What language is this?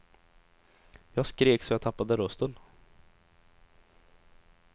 Swedish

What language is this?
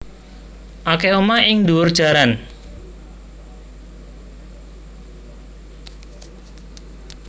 Javanese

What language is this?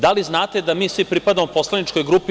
Serbian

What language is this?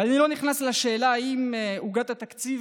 Hebrew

